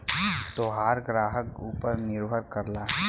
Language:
Bhojpuri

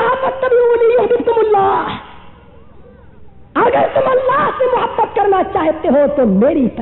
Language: Hindi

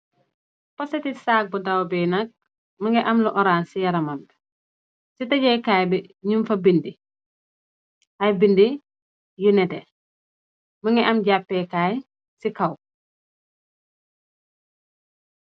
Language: Wolof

